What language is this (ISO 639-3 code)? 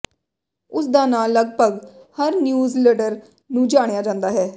pan